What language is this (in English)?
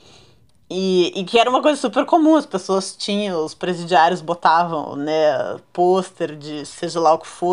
Portuguese